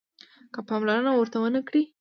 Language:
Pashto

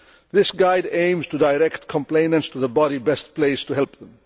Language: English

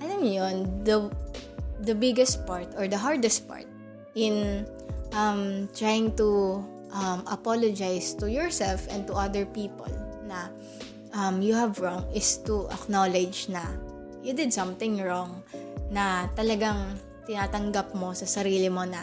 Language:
Filipino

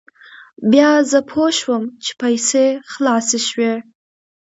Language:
Pashto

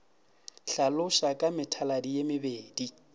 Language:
Northern Sotho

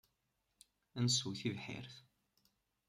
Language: Kabyle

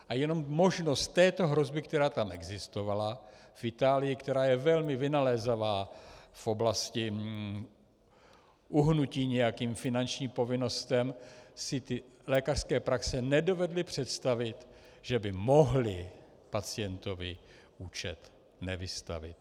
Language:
Czech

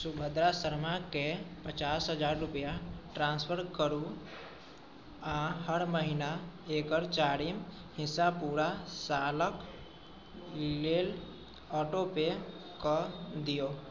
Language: Maithili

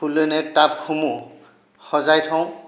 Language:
Assamese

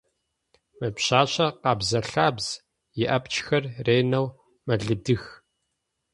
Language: Adyghe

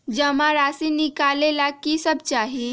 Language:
Magahi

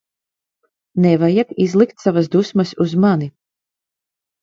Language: Latvian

